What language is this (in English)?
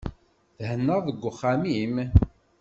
Kabyle